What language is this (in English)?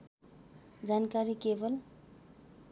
Nepali